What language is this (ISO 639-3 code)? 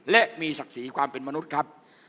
tha